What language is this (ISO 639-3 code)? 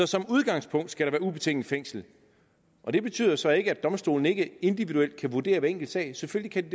dan